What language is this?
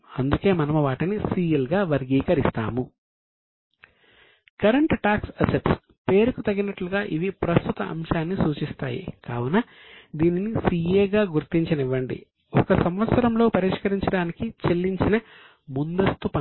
Telugu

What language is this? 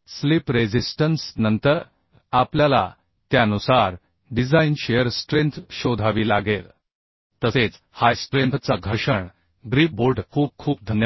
Marathi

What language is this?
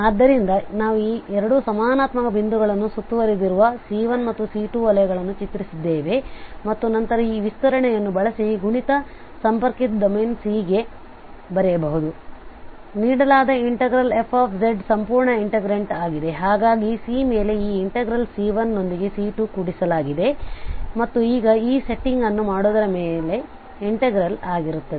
Kannada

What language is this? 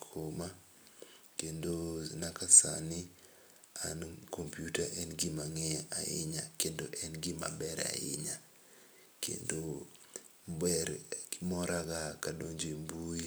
Luo (Kenya and Tanzania)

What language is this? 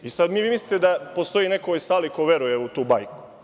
Serbian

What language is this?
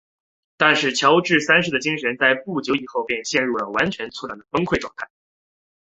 Chinese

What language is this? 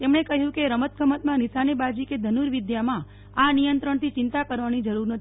Gujarati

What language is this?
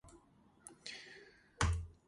Georgian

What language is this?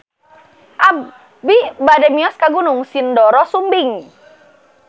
Sundanese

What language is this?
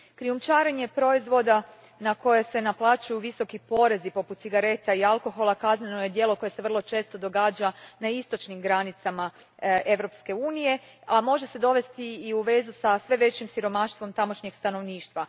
Croatian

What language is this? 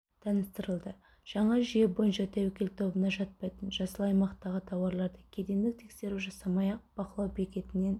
Kazakh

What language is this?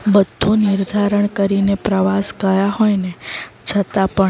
Gujarati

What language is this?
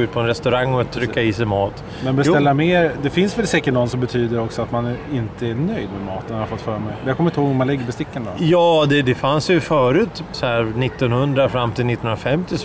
Swedish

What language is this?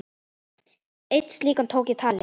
Icelandic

